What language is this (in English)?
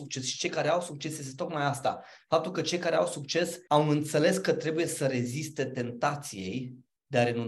Romanian